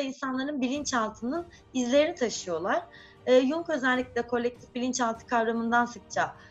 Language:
Turkish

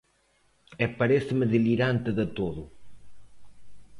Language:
Galician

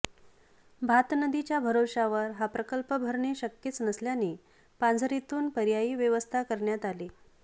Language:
Marathi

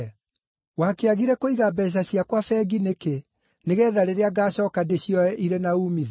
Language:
Kikuyu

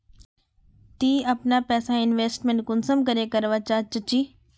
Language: Magahi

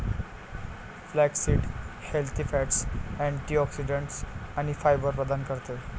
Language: Marathi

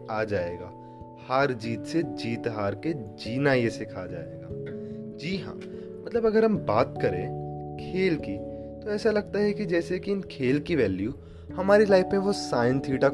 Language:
Hindi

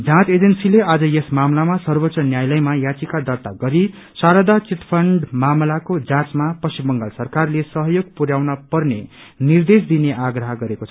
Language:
Nepali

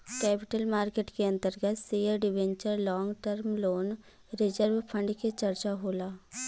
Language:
Bhojpuri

